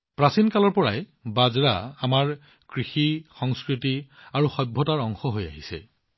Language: Assamese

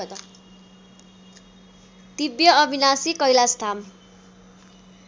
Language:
Nepali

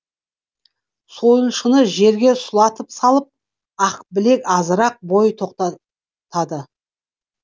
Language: Kazakh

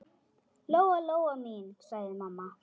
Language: Icelandic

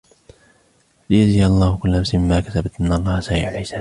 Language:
Arabic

